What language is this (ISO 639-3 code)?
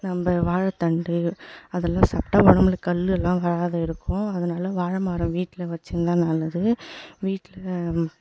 tam